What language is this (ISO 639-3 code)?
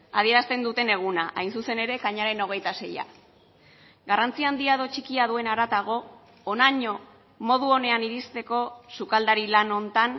eus